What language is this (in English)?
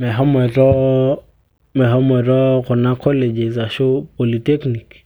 Masai